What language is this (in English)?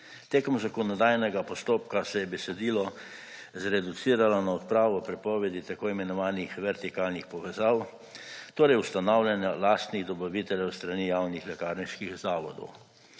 Slovenian